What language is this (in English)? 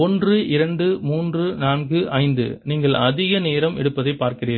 Tamil